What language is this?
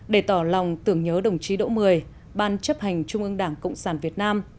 Vietnamese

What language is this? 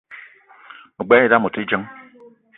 Eton (Cameroon)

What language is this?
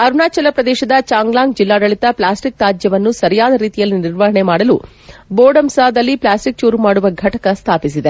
Kannada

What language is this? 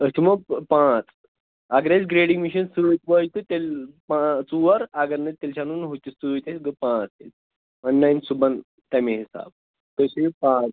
Kashmiri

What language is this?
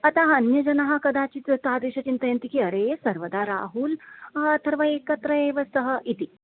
Sanskrit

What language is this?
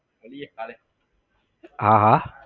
Gujarati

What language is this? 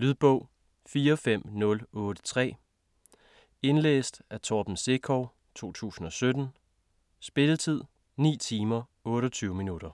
Danish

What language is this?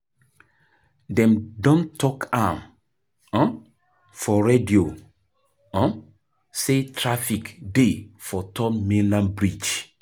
Nigerian Pidgin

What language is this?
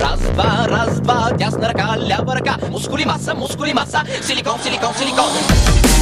Bulgarian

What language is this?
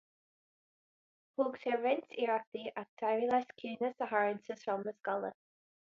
Irish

